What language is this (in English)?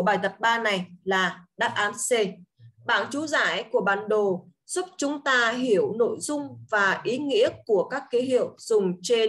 Vietnamese